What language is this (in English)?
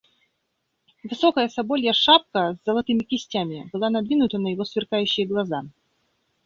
Russian